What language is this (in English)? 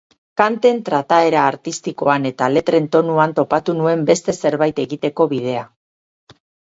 Basque